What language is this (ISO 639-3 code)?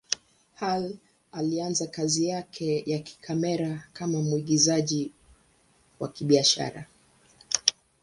swa